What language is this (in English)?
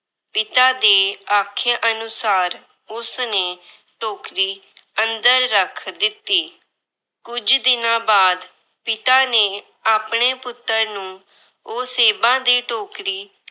Punjabi